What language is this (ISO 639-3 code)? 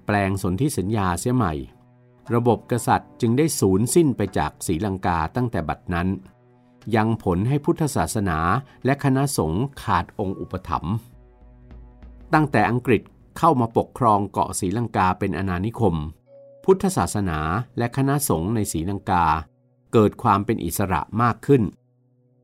tha